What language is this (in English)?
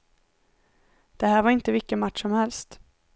Swedish